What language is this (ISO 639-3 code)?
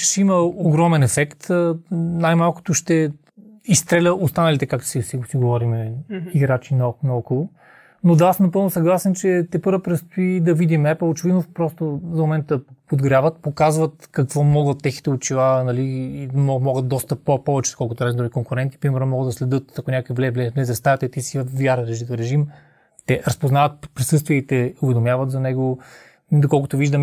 bul